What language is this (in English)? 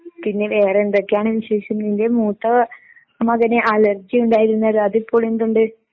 Malayalam